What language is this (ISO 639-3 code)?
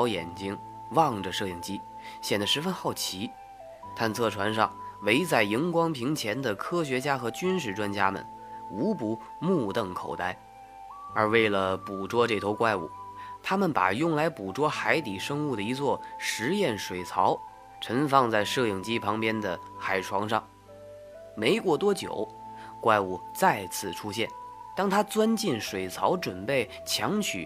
zho